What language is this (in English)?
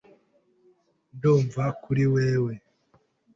Kinyarwanda